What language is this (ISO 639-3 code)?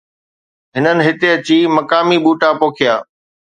snd